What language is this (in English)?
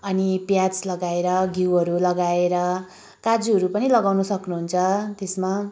Nepali